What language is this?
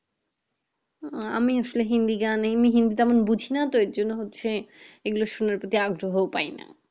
Bangla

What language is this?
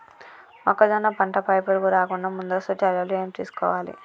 Telugu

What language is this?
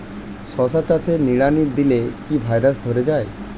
Bangla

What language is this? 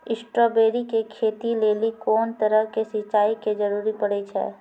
Maithili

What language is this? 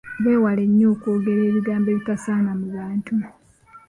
Ganda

